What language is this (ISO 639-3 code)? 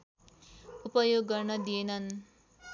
nep